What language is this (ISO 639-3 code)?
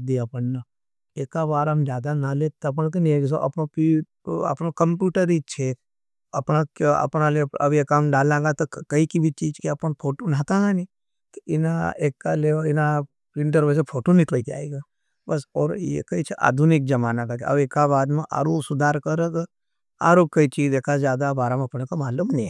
noe